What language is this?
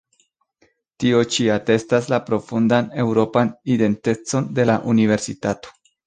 Esperanto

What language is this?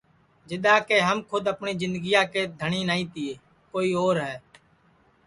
Sansi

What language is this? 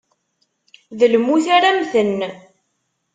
Kabyle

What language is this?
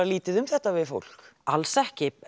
Icelandic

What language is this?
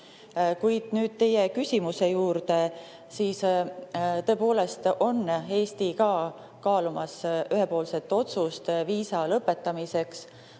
Estonian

